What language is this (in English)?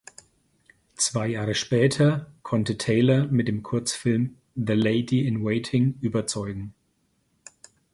German